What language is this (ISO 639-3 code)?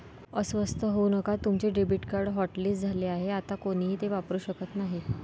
mar